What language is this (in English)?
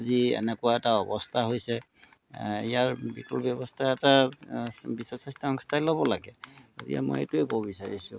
Assamese